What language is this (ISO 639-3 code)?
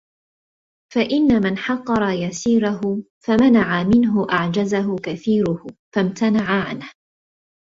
ara